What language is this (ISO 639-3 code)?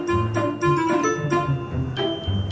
vie